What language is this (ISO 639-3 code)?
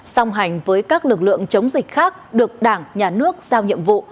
vie